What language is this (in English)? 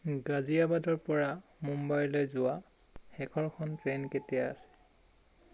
Assamese